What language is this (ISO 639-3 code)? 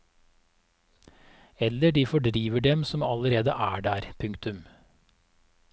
nor